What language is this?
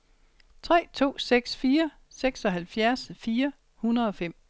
Danish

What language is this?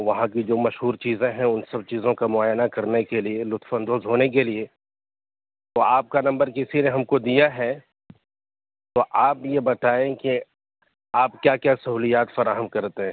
Urdu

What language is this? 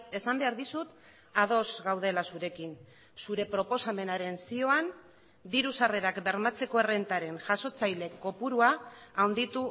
Basque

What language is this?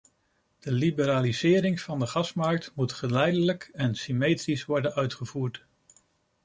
Dutch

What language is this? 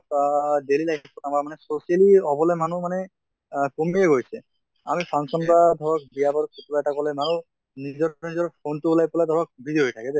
Assamese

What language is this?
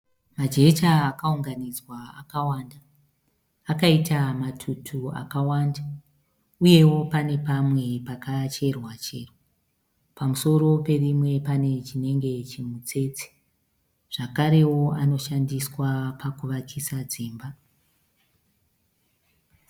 Shona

